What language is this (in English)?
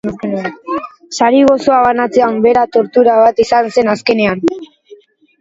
Basque